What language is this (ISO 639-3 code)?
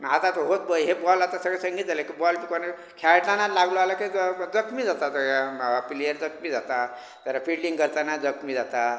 kok